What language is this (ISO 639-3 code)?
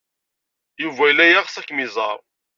kab